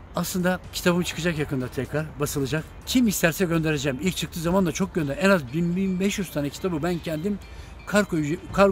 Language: Turkish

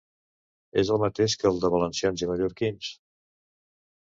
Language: Catalan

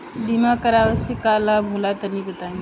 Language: Bhojpuri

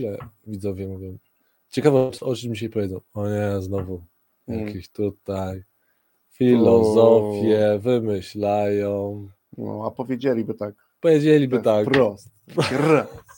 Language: Polish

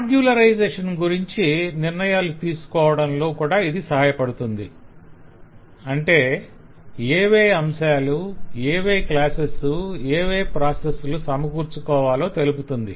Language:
Telugu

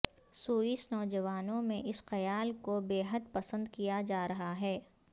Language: Urdu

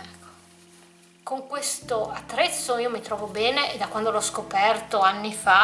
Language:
Italian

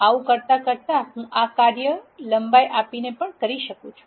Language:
Gujarati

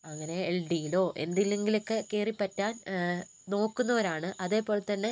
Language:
Malayalam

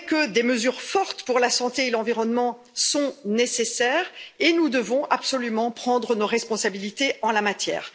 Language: French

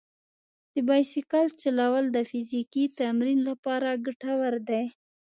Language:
Pashto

